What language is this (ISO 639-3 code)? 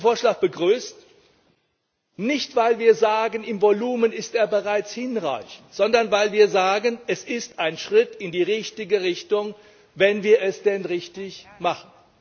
deu